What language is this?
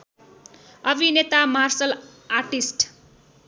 Nepali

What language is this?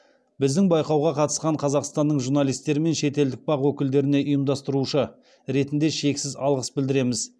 Kazakh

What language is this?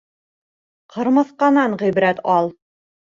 Bashkir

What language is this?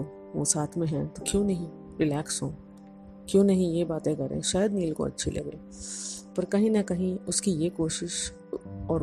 Hindi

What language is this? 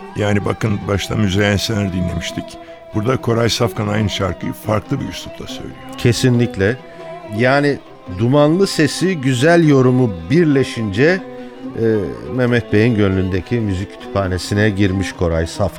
Turkish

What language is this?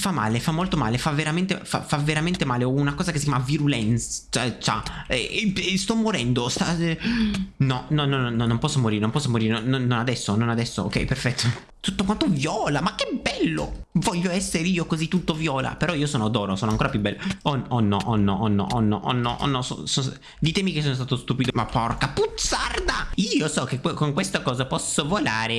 Italian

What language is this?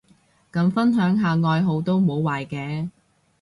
Cantonese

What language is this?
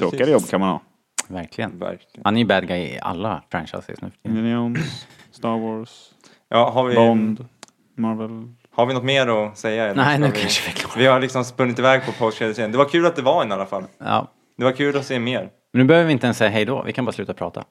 Swedish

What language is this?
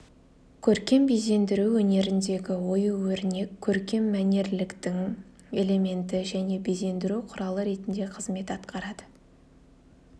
Kazakh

